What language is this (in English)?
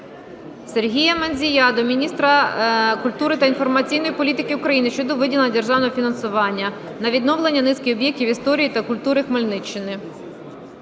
Ukrainian